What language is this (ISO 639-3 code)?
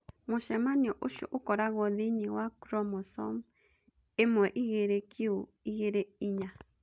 kik